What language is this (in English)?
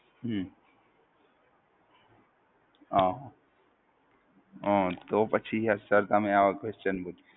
Gujarati